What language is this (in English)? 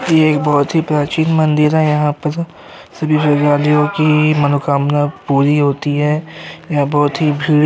Hindi